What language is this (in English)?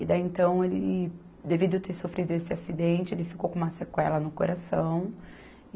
Portuguese